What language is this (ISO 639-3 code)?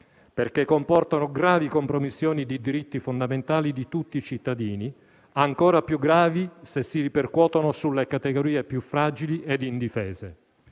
ita